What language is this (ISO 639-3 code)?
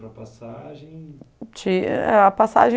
por